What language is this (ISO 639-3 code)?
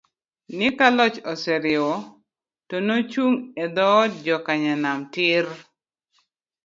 luo